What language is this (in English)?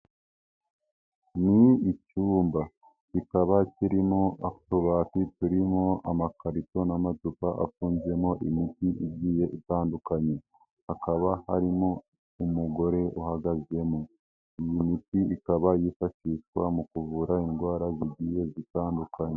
Kinyarwanda